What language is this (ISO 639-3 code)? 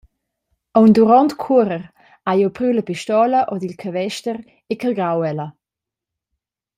roh